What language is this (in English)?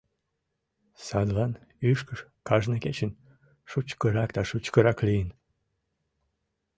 Mari